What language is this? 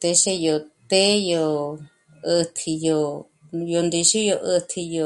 Michoacán Mazahua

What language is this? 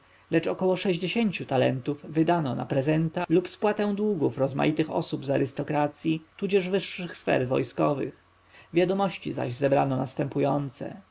Polish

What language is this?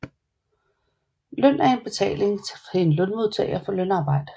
Danish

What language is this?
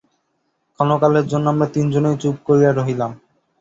Bangla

